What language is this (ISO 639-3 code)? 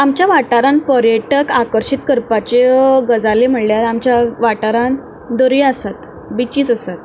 kok